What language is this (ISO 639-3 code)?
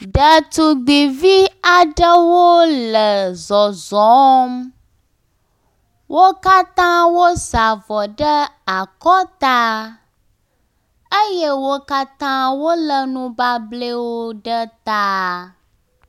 ewe